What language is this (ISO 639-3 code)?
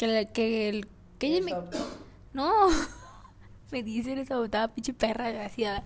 spa